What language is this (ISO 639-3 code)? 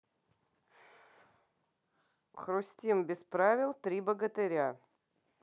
rus